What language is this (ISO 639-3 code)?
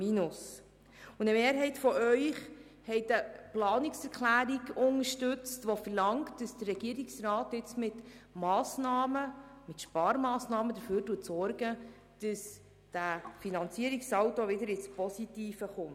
gsw